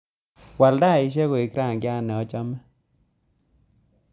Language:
Kalenjin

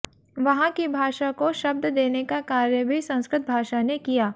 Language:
Hindi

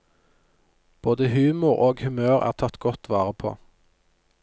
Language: Norwegian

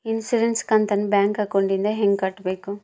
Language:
Kannada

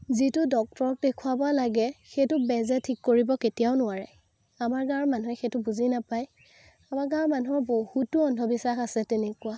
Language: Assamese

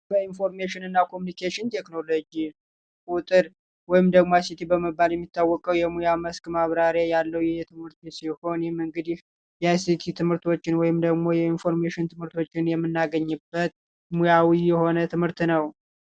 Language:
Amharic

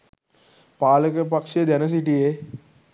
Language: Sinhala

